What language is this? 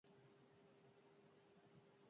Basque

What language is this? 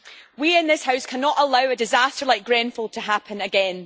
English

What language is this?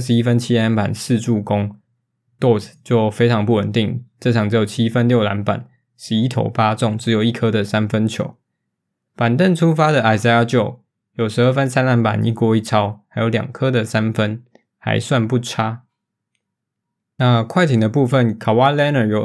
Chinese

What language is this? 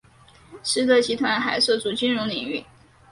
Chinese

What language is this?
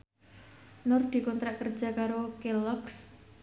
Javanese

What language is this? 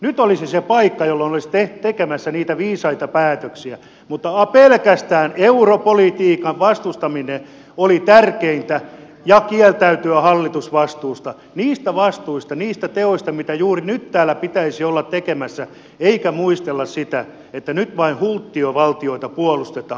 Finnish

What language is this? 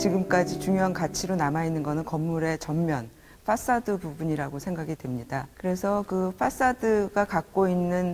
Korean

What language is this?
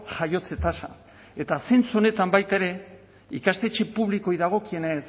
Basque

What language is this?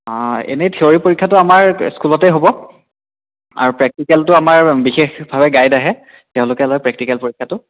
Assamese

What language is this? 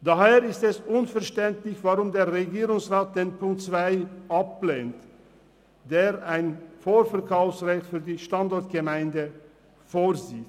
Swiss German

